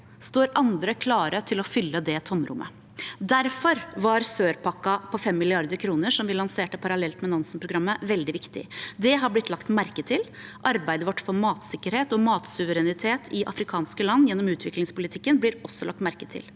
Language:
Norwegian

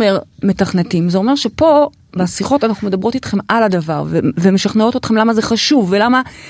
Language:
Hebrew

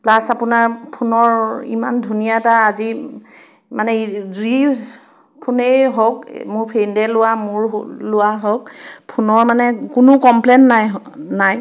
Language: Assamese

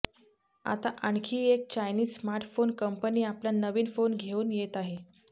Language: Marathi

